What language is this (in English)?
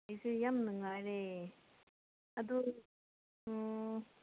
Manipuri